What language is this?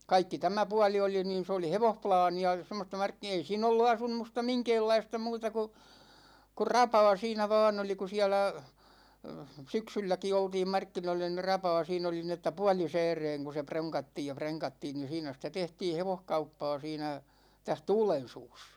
Finnish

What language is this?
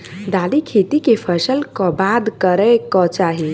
Maithili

